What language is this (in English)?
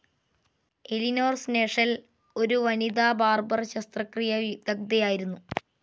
Malayalam